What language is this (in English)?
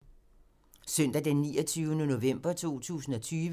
Danish